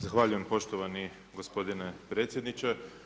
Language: Croatian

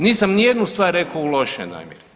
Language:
Croatian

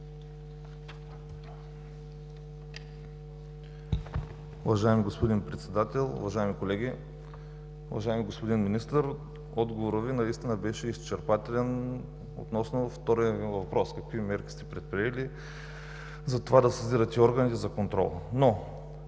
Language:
Bulgarian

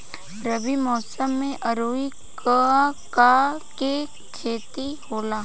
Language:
Bhojpuri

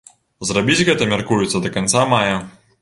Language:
Belarusian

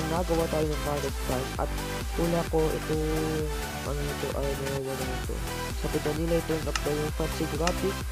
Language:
Filipino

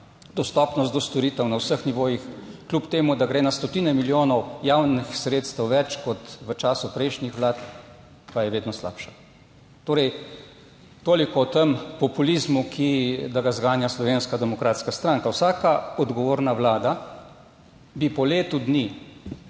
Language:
Slovenian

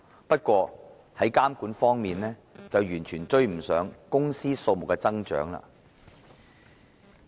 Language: Cantonese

